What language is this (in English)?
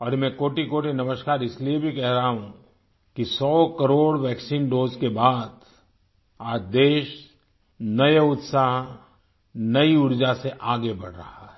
Hindi